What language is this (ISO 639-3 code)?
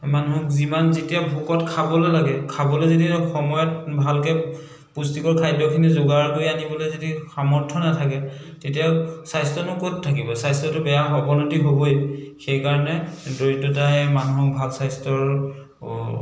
asm